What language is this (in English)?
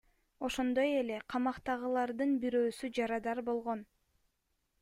Kyrgyz